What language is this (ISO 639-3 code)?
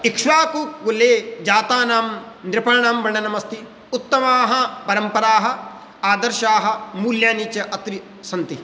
san